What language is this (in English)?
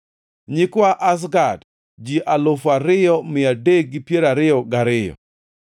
Luo (Kenya and Tanzania)